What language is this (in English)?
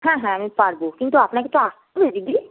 Bangla